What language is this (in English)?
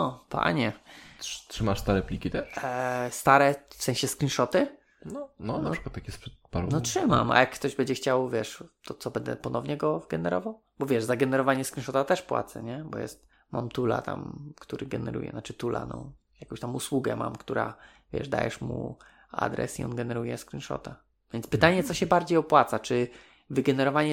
Polish